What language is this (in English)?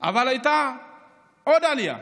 Hebrew